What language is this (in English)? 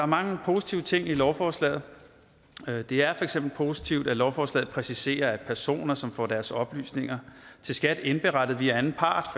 Danish